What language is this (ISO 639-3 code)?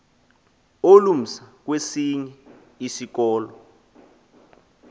xho